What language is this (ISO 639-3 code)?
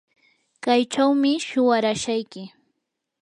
qur